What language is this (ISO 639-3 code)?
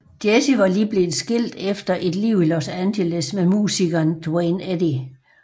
dan